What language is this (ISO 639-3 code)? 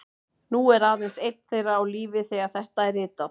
isl